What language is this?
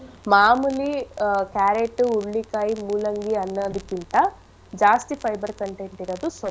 Kannada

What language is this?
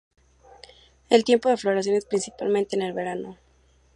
Spanish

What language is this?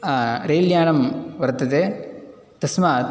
Sanskrit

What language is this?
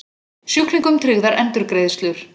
Icelandic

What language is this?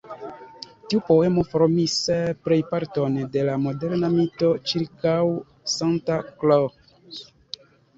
Esperanto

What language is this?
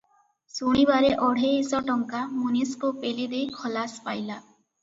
Odia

